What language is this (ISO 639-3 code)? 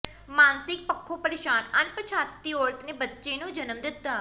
pan